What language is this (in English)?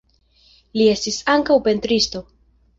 Esperanto